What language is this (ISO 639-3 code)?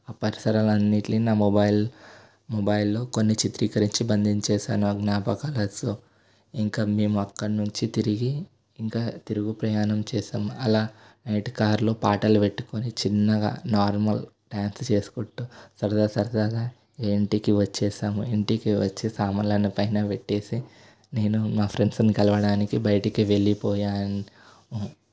tel